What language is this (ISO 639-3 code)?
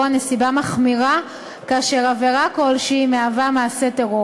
heb